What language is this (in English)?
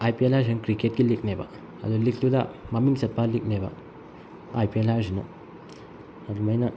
Manipuri